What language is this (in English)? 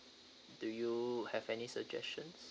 English